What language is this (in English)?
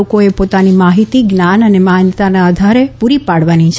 Gujarati